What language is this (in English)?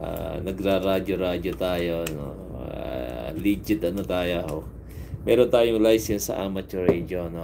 Filipino